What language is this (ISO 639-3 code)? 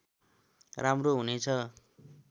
nep